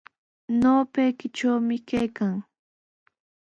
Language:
Sihuas Ancash Quechua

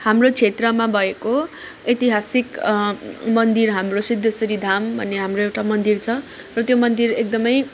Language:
Nepali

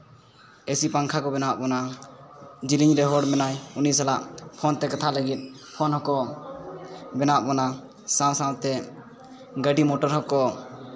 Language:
Santali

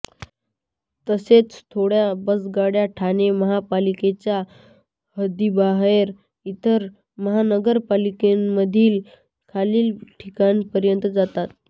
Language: Marathi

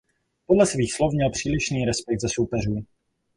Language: Czech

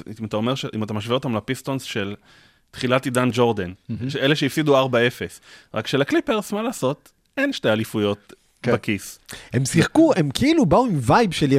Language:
Hebrew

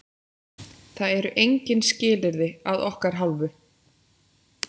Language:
Icelandic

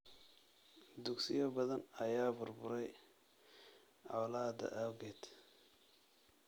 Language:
Somali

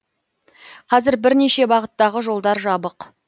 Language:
Kazakh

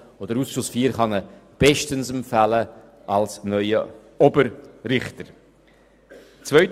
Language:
Swiss German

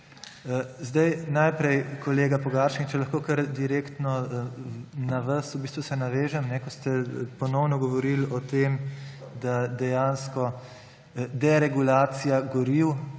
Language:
Slovenian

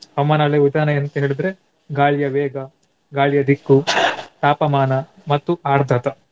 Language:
Kannada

